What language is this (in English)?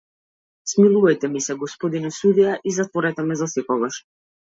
Macedonian